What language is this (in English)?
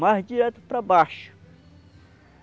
Portuguese